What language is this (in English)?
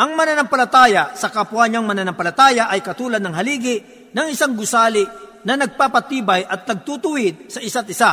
Filipino